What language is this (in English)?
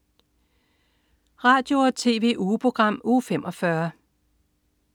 Danish